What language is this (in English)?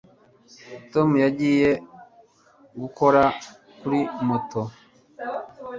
Kinyarwanda